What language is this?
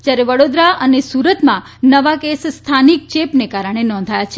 Gujarati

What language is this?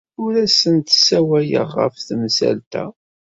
Kabyle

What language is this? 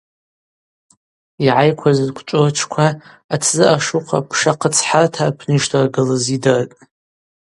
Abaza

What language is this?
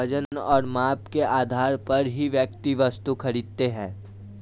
Hindi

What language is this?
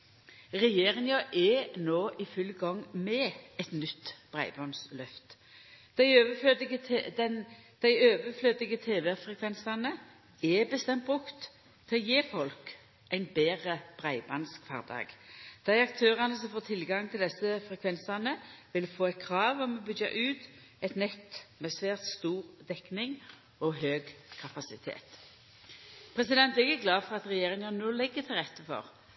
Norwegian Nynorsk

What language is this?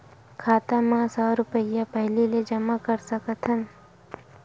Chhattisgarhi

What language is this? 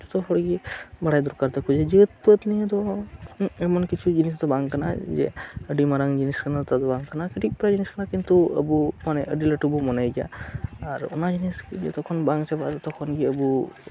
Santali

